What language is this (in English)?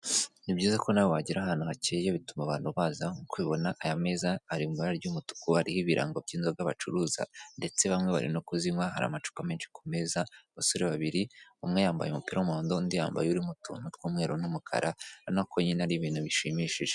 Kinyarwanda